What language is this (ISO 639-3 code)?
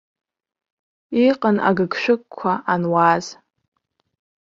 abk